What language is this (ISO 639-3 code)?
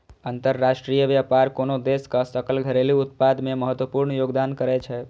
mai